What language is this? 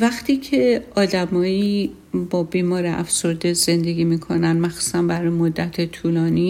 Persian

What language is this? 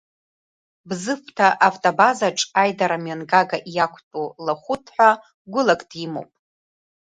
Abkhazian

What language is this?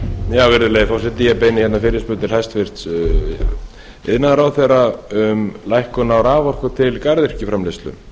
Icelandic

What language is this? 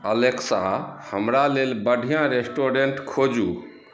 Maithili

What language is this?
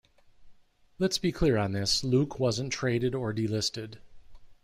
English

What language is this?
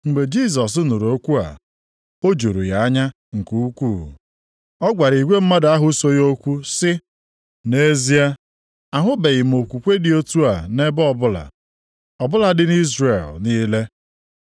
Igbo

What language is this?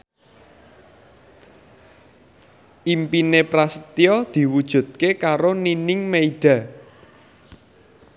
Javanese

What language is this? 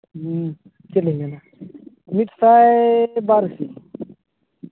Santali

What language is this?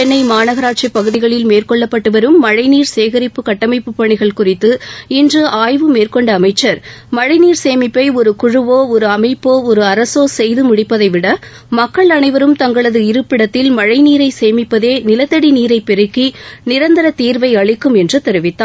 Tamil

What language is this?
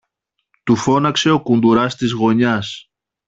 Greek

